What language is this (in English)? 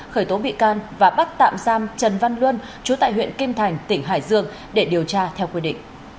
Vietnamese